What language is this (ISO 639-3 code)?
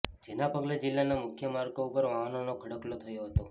guj